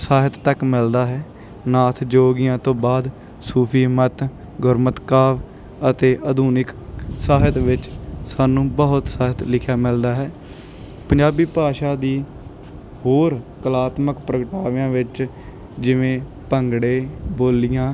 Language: Punjabi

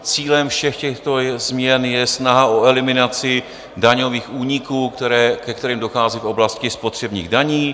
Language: Czech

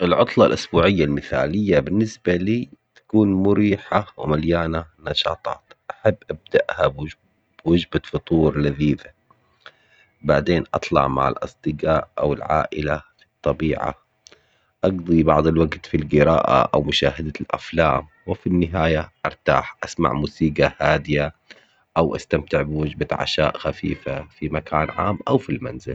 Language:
Omani Arabic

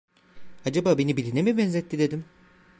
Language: Turkish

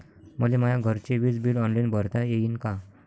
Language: Marathi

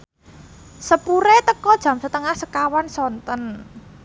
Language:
Javanese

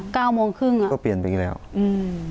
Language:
Thai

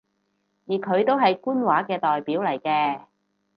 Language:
Cantonese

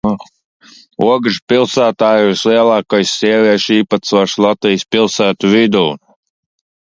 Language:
Latvian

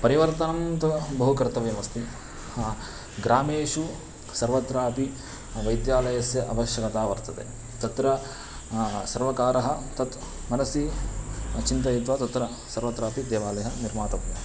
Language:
Sanskrit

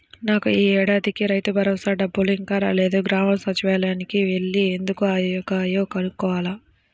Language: Telugu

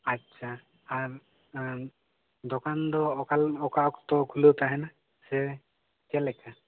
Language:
Santali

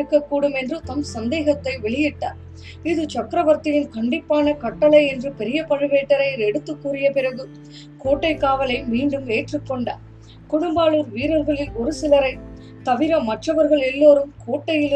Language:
Tamil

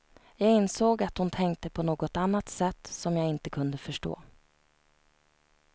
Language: Swedish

